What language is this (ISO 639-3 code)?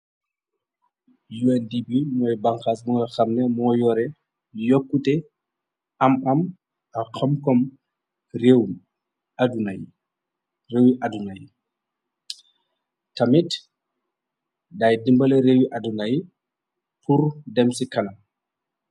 wol